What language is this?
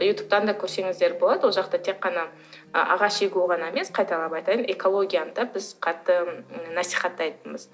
Kazakh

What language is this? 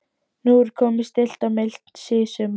Icelandic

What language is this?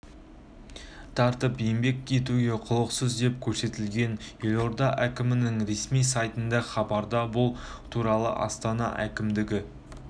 Kazakh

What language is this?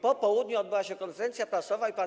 Polish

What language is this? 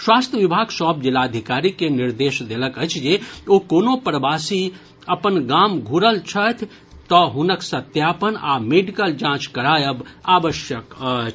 Maithili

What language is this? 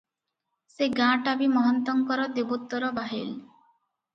Odia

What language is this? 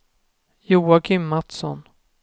Swedish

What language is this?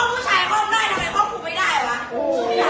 Thai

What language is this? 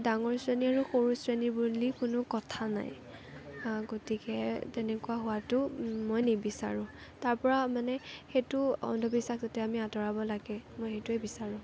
Assamese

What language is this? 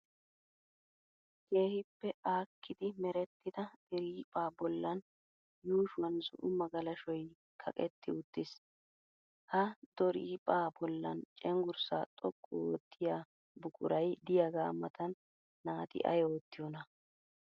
Wolaytta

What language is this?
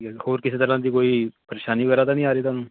Punjabi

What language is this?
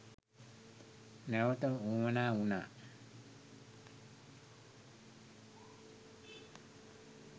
Sinhala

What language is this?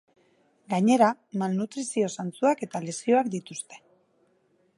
Basque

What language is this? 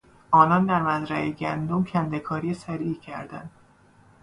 Persian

